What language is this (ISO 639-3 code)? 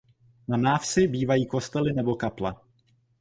ces